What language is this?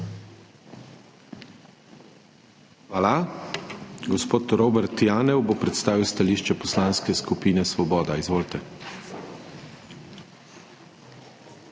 Slovenian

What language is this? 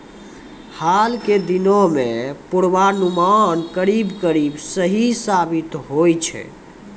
Maithili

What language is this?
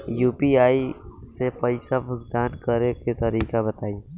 Bhojpuri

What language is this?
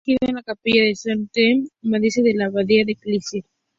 Spanish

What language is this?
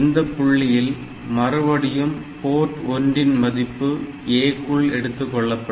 Tamil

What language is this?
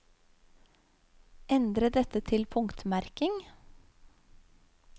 Norwegian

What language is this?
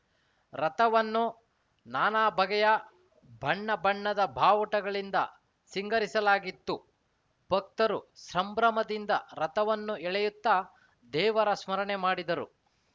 Kannada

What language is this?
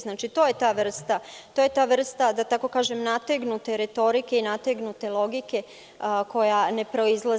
Serbian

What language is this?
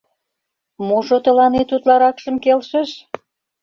Mari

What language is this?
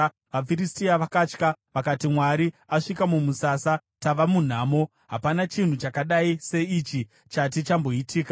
Shona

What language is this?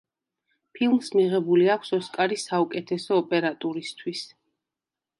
Georgian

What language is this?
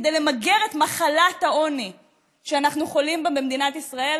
Hebrew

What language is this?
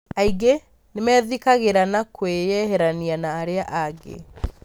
Kikuyu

